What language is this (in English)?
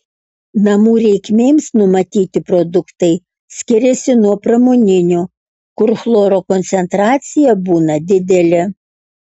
Lithuanian